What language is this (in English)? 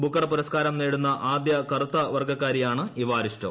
Malayalam